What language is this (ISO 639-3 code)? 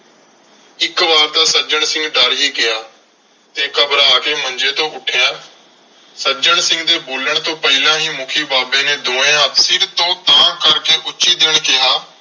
pan